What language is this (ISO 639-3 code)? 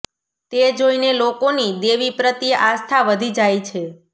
guj